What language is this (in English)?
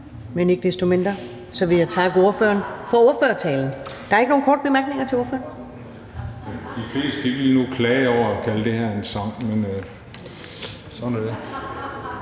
Danish